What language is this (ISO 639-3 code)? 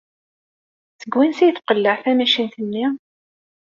kab